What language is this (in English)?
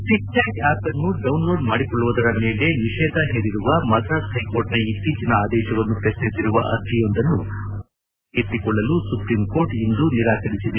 Kannada